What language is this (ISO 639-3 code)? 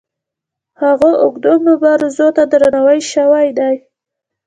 pus